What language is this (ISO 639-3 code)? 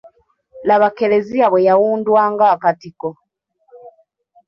lug